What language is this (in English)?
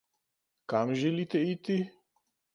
Slovenian